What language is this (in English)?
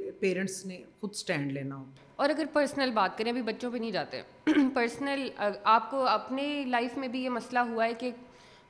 Urdu